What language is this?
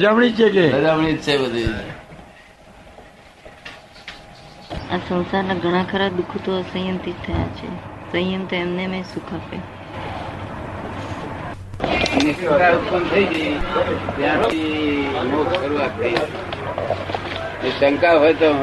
Gujarati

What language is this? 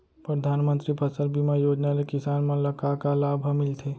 Chhattisgarhi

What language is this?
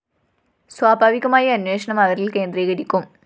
Malayalam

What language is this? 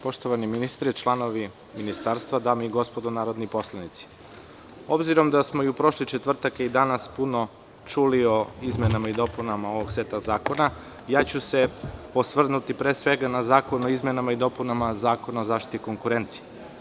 Serbian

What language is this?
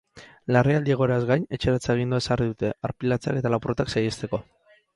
Basque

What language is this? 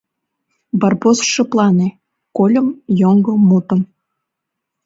Mari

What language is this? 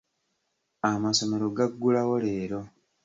Ganda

